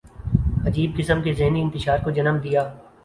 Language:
Urdu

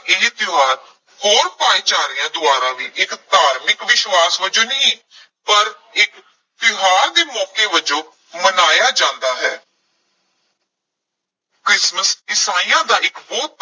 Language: Punjabi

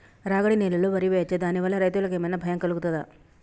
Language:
Telugu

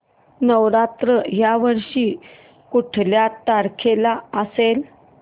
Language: Marathi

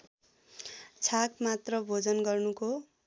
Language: Nepali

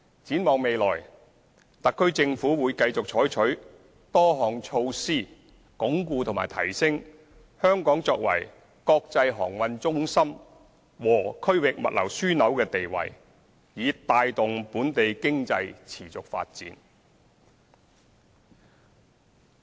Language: Cantonese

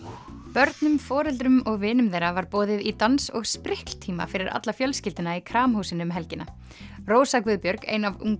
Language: Icelandic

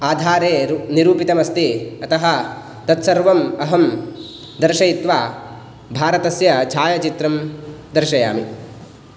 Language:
Sanskrit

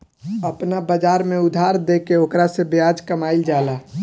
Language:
Bhojpuri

